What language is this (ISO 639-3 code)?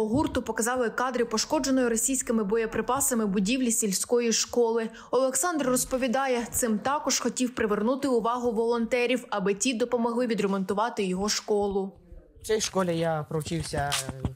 ukr